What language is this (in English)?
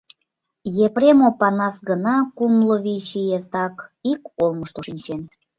Mari